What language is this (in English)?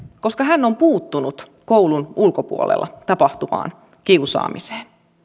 Finnish